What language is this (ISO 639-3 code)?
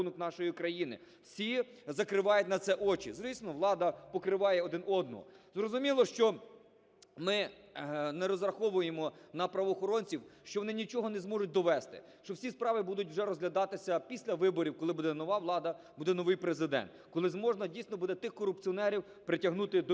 ukr